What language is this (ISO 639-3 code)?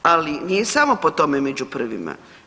hrv